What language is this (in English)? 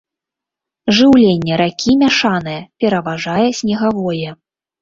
Belarusian